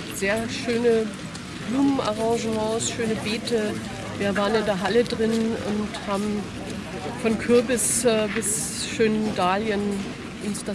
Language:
German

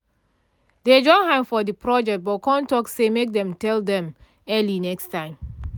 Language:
Nigerian Pidgin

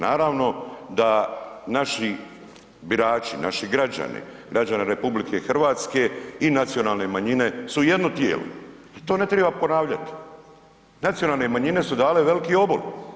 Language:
Croatian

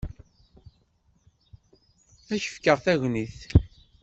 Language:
Kabyle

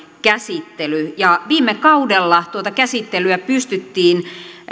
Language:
Finnish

